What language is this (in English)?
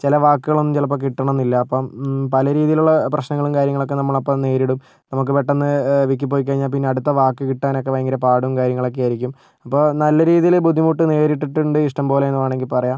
Malayalam